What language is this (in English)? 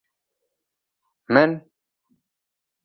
Arabic